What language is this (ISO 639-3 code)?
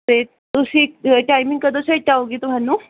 pan